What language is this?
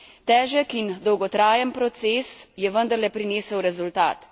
Slovenian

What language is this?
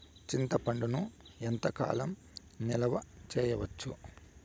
Telugu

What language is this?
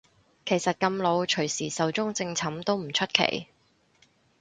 Cantonese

